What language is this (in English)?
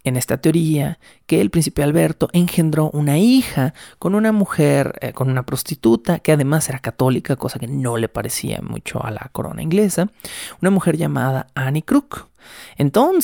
Spanish